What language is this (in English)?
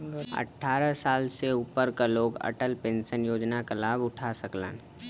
Bhojpuri